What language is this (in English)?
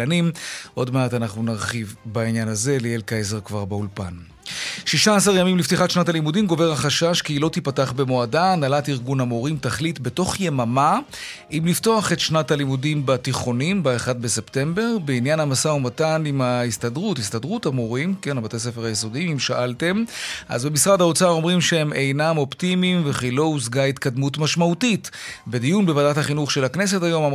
Hebrew